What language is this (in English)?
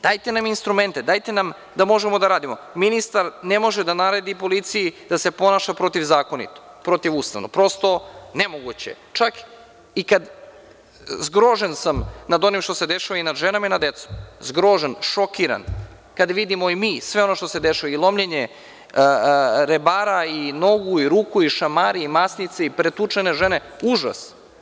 Serbian